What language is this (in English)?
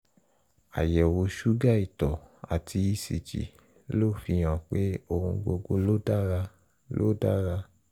Yoruba